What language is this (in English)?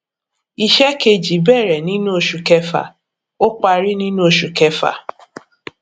Yoruba